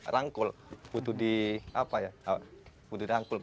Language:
Indonesian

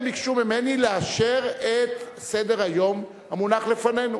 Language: Hebrew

